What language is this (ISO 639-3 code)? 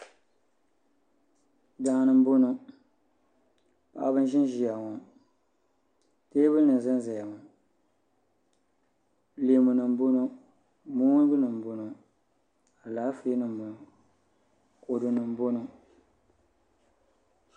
dag